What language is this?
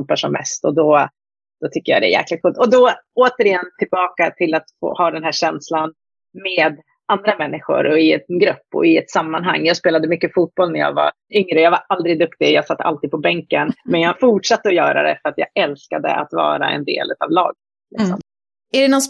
Swedish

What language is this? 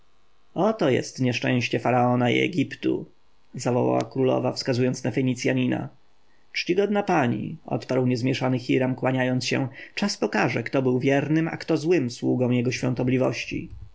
Polish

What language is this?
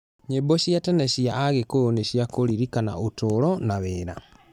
Kikuyu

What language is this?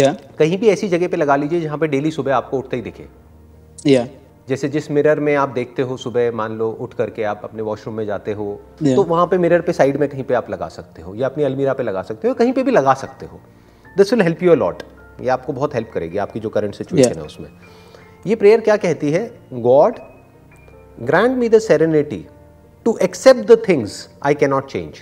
Hindi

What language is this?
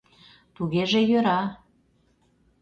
Mari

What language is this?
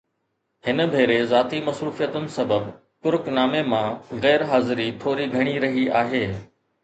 Sindhi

